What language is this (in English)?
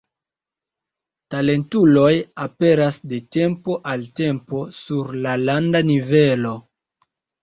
Esperanto